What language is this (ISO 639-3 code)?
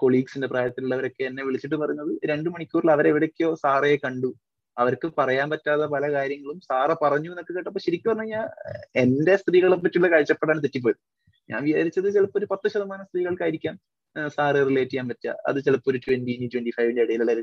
mal